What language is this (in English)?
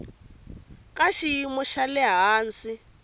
Tsonga